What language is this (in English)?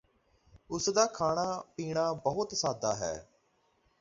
Punjabi